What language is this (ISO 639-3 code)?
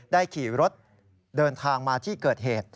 tha